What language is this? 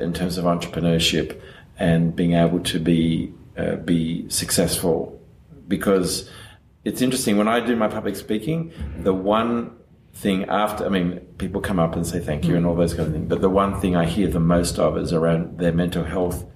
English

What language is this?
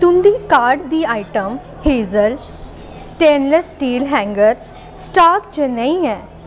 Dogri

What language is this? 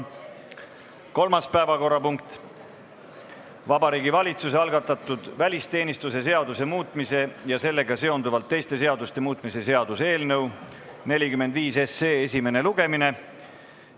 Estonian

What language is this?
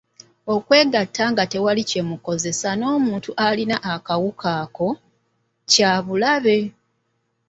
Ganda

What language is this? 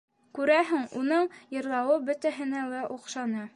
Bashkir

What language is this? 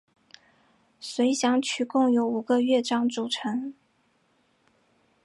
Chinese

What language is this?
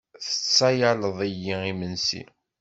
Kabyle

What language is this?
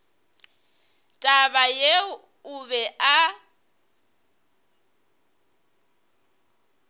Northern Sotho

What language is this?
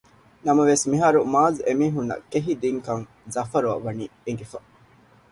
Divehi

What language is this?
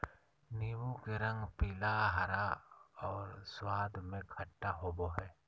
Magahi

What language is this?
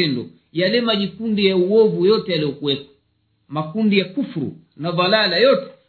Swahili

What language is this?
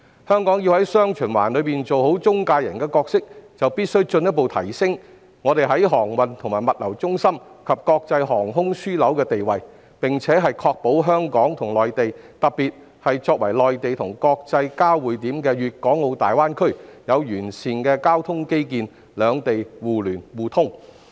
Cantonese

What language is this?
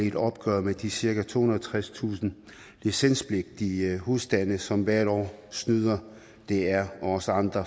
Danish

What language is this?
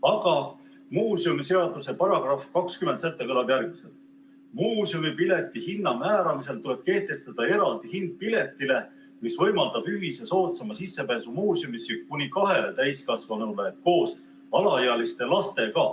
Estonian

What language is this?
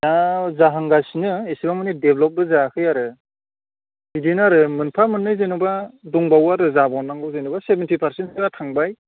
Bodo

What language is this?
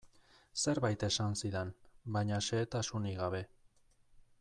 Basque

